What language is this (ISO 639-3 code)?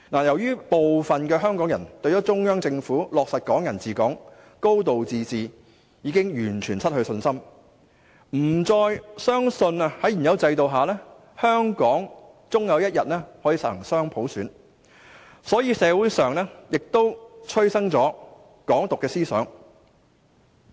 yue